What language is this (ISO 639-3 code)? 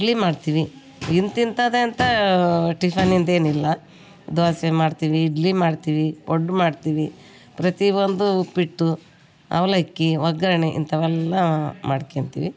kan